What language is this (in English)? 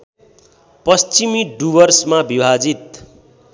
Nepali